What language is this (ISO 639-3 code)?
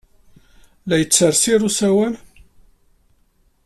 kab